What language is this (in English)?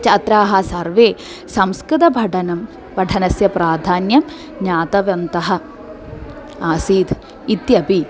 Sanskrit